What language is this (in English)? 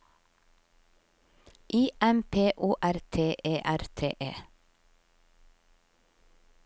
Norwegian